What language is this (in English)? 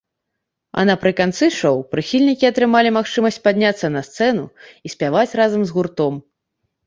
Belarusian